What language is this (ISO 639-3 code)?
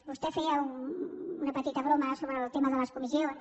cat